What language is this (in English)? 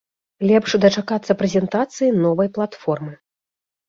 Belarusian